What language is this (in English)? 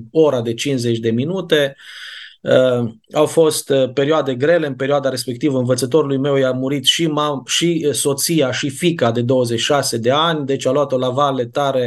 Romanian